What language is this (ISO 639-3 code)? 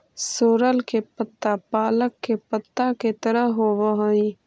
mag